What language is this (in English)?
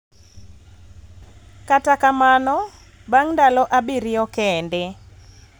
Luo (Kenya and Tanzania)